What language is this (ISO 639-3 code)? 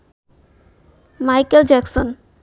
ben